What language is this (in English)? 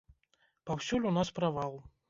Belarusian